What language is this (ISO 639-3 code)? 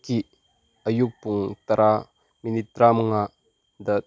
mni